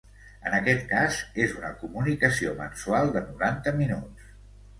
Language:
Catalan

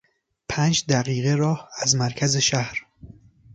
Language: Persian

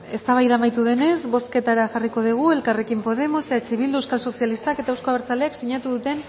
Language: Basque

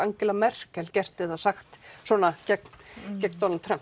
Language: Icelandic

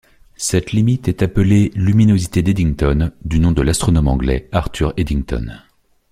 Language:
French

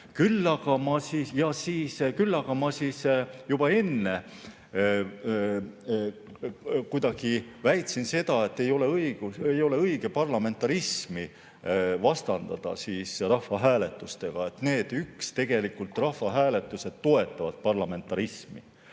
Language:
Estonian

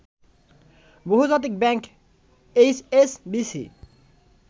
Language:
Bangla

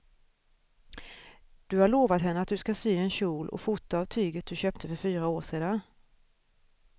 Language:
Swedish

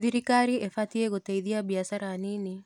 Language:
Kikuyu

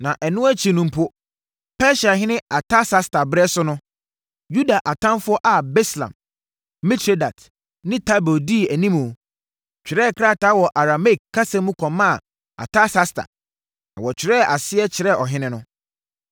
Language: Akan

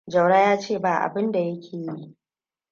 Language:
Hausa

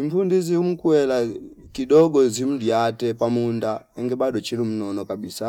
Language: Fipa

